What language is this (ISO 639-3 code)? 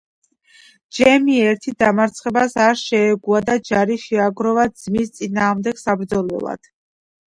kat